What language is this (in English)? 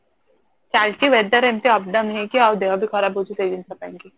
Odia